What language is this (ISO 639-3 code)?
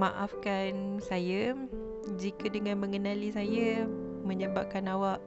msa